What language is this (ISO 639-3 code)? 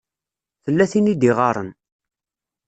kab